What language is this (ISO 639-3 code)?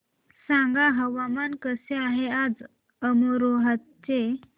mar